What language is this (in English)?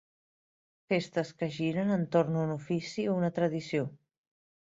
Catalan